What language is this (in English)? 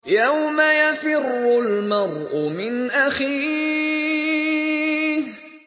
Arabic